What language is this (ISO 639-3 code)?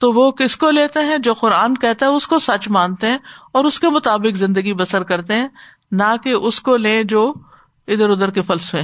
urd